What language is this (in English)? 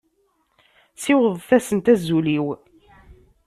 Kabyle